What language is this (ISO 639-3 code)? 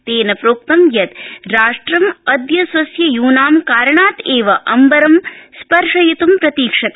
san